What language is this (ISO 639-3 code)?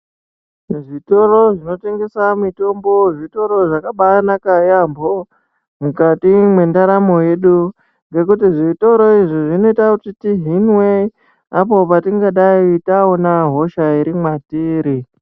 ndc